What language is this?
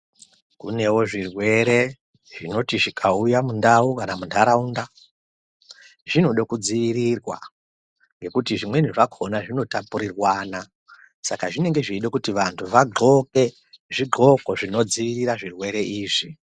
Ndau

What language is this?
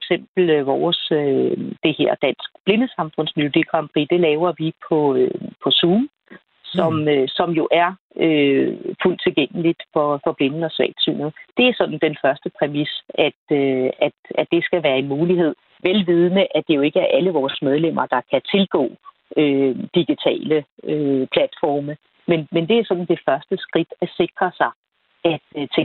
Danish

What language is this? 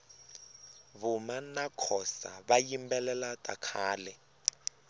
Tsonga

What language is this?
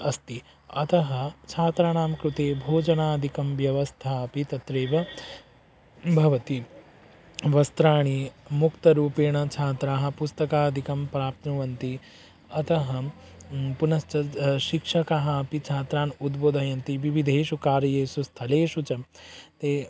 Sanskrit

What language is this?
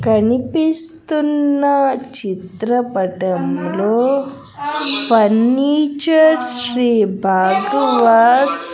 Telugu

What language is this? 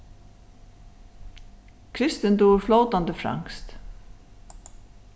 Faroese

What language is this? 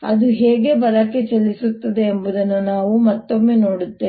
Kannada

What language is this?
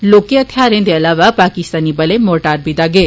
Dogri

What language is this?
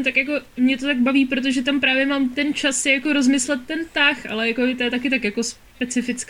Czech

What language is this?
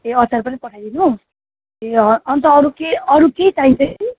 Nepali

